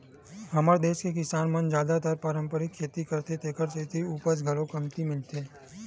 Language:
Chhattisgarhi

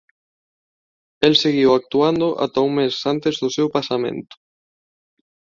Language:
Galician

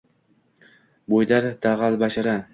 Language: Uzbek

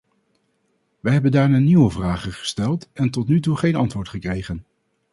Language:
Dutch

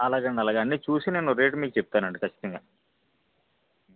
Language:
Telugu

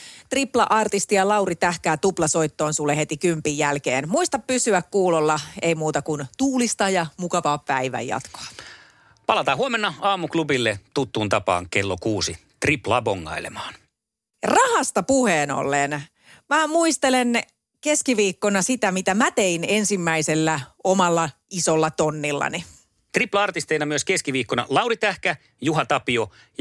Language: Finnish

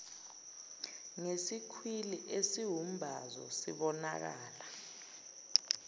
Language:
Zulu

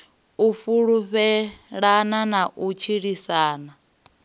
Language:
Venda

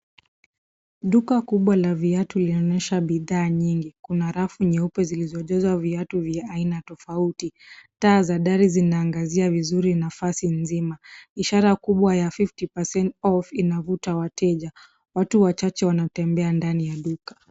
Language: Swahili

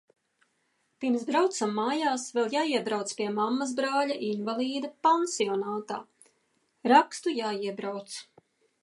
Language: Latvian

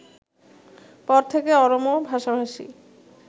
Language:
Bangla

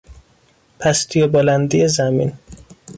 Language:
Persian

